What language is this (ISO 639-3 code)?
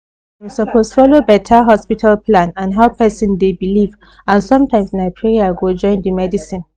pcm